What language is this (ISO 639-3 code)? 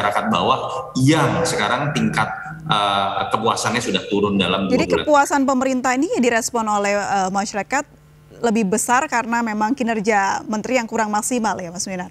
ind